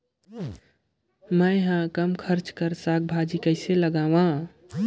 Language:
Chhattisgarhi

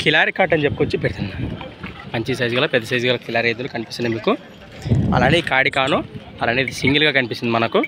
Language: Telugu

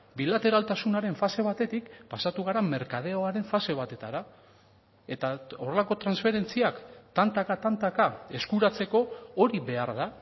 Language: Basque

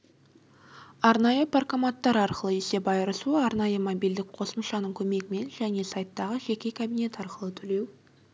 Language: Kazakh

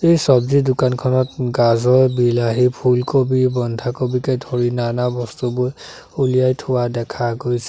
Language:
Assamese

